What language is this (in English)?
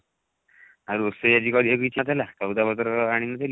Odia